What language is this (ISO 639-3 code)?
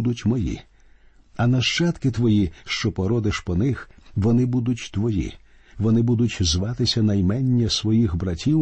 ukr